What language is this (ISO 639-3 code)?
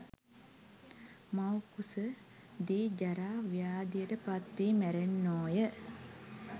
sin